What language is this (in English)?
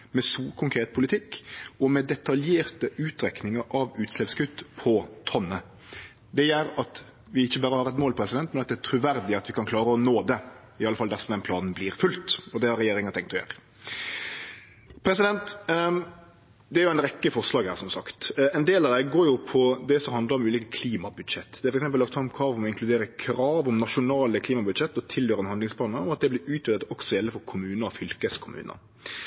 Norwegian Nynorsk